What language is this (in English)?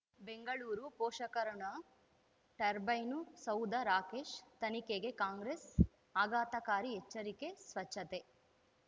Kannada